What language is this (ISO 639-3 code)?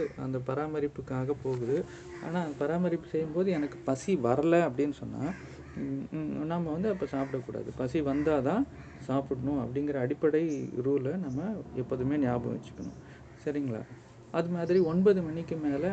tam